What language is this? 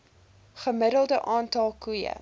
Afrikaans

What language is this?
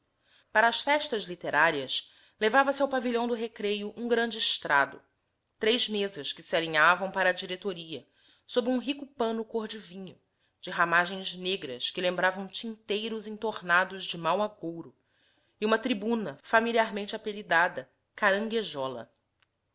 Portuguese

